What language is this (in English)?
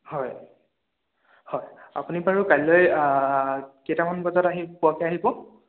Assamese